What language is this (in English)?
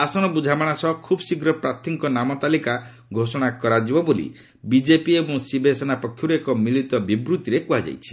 Odia